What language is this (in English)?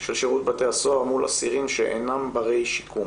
Hebrew